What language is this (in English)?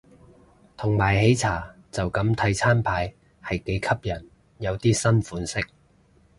Cantonese